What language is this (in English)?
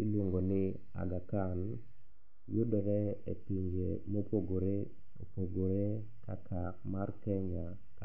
Luo (Kenya and Tanzania)